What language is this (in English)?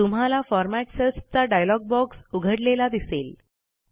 Marathi